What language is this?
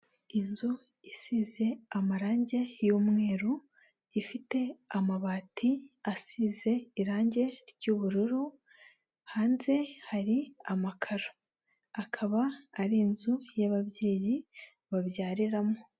Kinyarwanda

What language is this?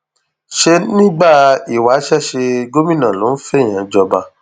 Yoruba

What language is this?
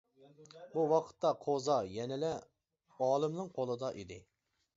Uyghur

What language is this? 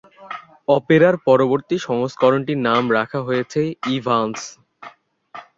Bangla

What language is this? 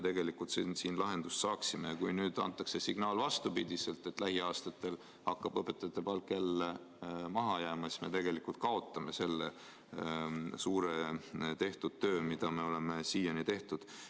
Estonian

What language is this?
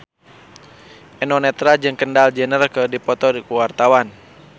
Sundanese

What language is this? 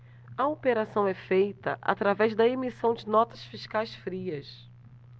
Portuguese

